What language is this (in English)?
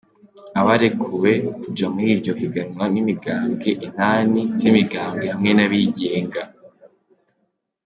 Kinyarwanda